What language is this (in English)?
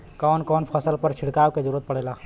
Bhojpuri